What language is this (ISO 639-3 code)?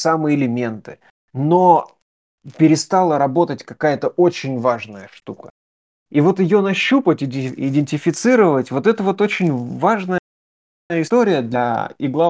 rus